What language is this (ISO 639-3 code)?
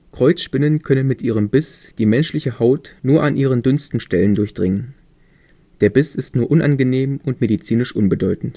deu